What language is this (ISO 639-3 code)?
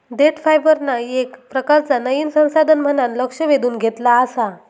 mar